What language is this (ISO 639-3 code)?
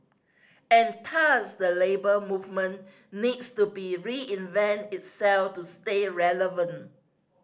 eng